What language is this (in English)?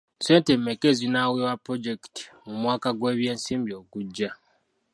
Ganda